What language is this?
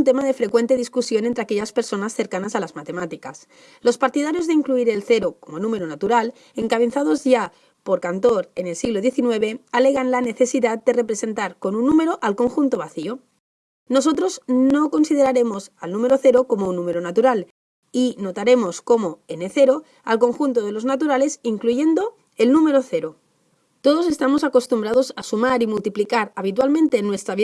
Spanish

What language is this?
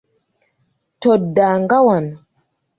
Ganda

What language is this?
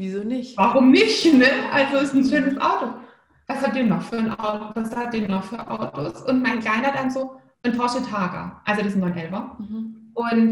German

